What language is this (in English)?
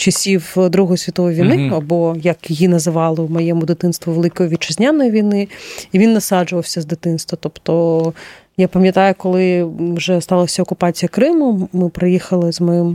Ukrainian